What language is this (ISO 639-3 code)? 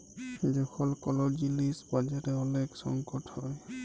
ben